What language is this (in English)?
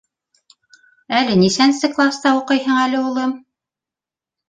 Bashkir